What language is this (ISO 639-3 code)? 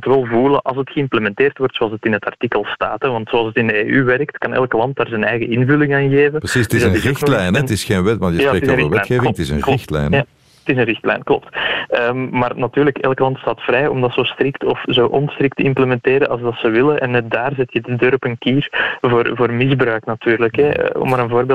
nld